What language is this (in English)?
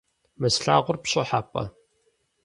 Kabardian